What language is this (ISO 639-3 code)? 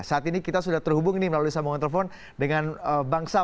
ind